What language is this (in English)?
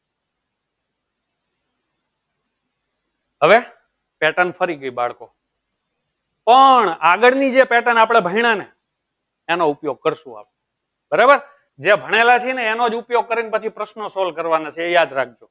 Gujarati